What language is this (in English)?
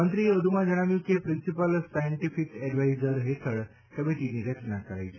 Gujarati